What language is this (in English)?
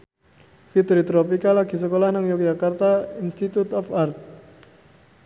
Javanese